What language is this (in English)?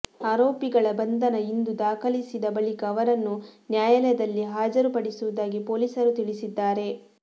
Kannada